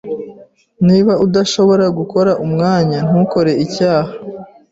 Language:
Kinyarwanda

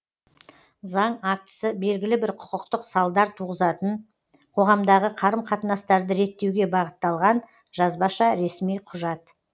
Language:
Kazakh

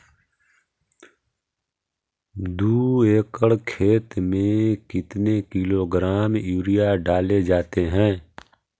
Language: Magahi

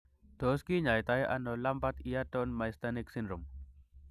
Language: Kalenjin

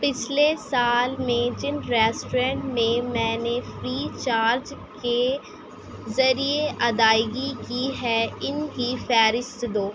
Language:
Urdu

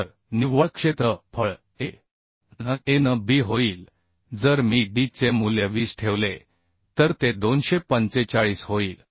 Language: Marathi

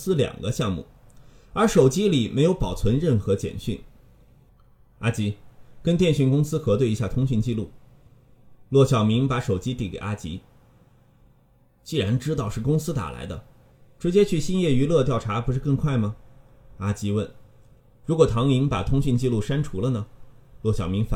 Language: Chinese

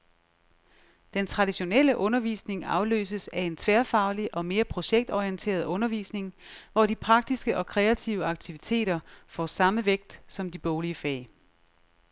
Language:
Danish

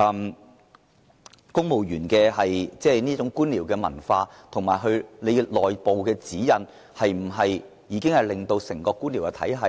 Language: Cantonese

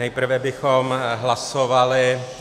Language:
Czech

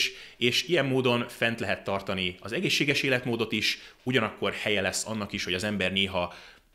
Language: Hungarian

